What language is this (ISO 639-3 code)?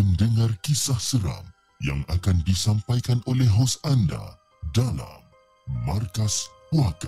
msa